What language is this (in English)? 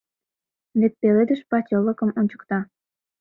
Mari